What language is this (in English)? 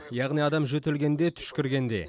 Kazakh